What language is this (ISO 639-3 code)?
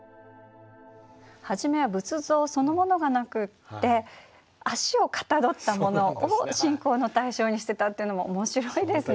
jpn